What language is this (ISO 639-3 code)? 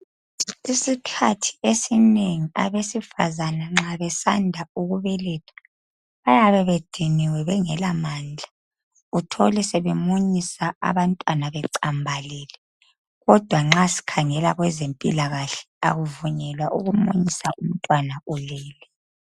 nde